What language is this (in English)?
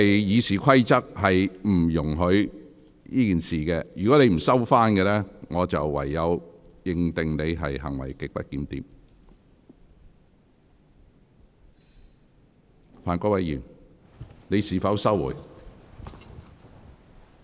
Cantonese